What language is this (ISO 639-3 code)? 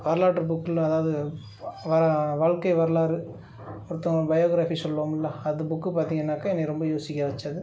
tam